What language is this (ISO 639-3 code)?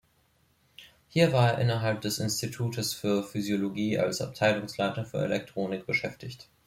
deu